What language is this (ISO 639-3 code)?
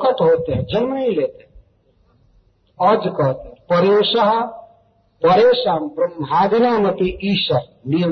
hin